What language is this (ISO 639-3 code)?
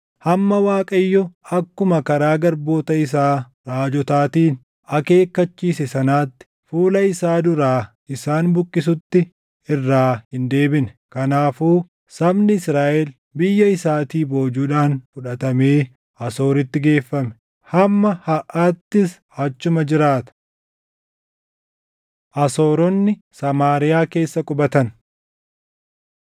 orm